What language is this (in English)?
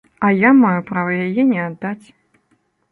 Belarusian